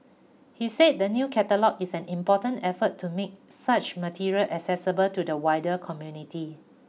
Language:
English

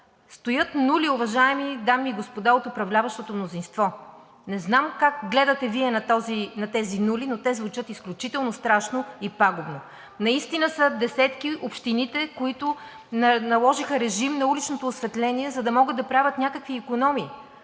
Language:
Bulgarian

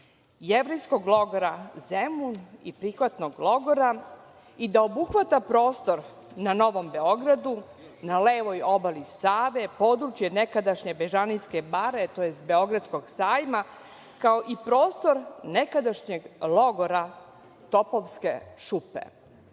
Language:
Serbian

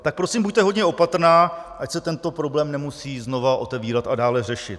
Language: Czech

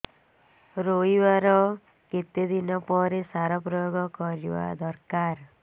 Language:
Odia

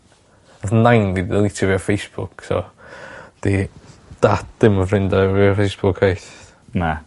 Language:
Welsh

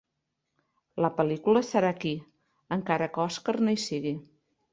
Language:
Catalan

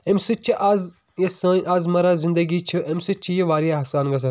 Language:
Kashmiri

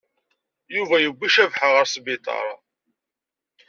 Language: Kabyle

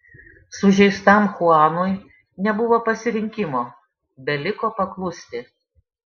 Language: Lithuanian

